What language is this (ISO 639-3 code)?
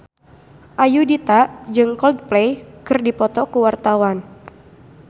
sun